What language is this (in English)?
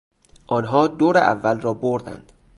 Persian